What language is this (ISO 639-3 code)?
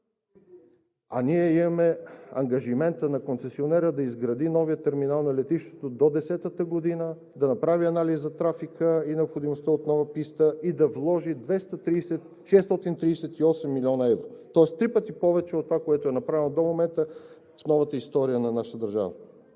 bul